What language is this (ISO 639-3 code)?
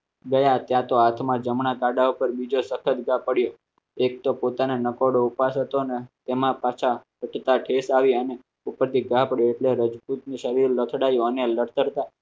guj